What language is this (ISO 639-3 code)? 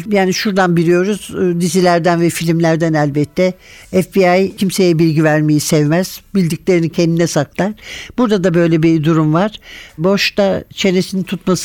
tur